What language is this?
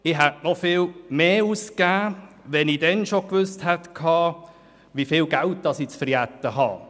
Swiss German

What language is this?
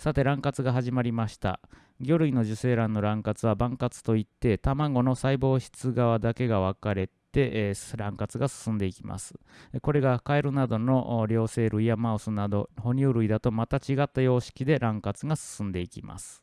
Japanese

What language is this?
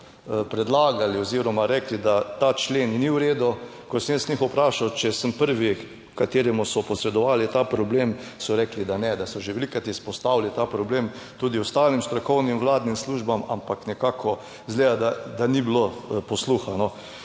Slovenian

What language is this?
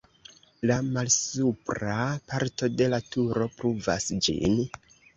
Esperanto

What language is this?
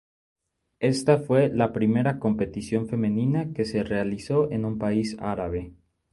Spanish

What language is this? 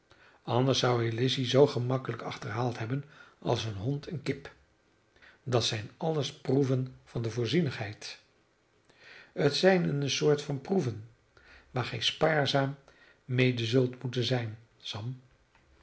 Dutch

